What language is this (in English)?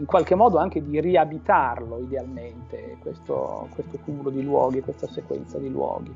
Italian